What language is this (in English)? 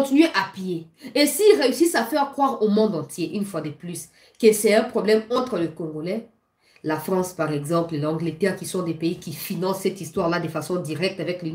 French